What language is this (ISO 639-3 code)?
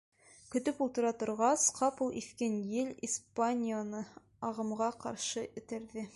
bak